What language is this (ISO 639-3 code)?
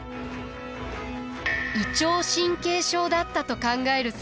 jpn